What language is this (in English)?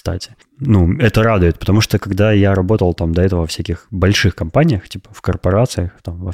Russian